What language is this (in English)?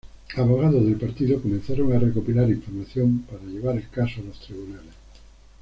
Spanish